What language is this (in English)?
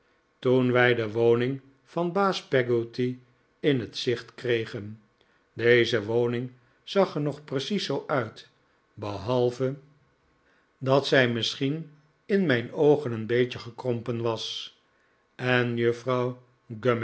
Dutch